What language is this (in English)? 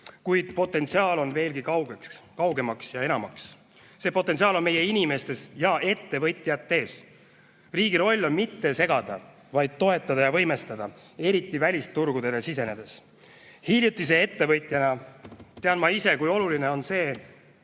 Estonian